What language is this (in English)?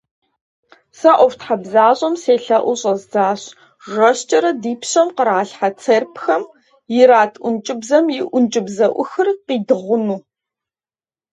Kabardian